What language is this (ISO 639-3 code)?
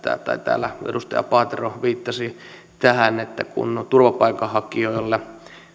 fin